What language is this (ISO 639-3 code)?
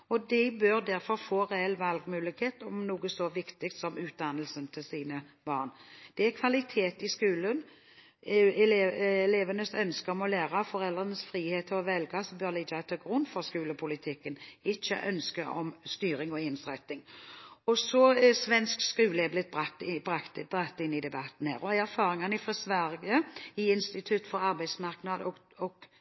nob